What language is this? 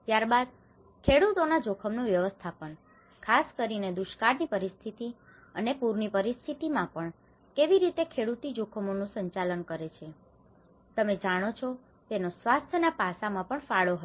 Gujarati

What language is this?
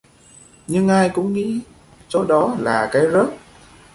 Vietnamese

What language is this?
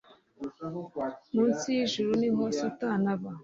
Kinyarwanda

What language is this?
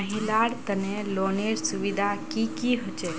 Magahi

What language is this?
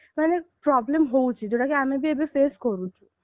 Odia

